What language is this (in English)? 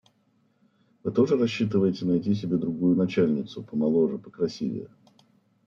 Russian